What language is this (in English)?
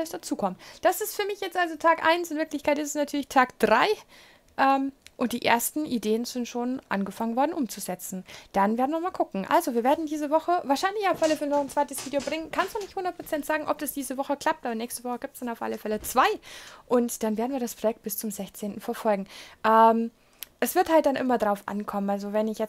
German